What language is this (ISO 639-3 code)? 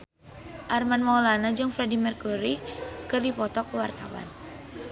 sun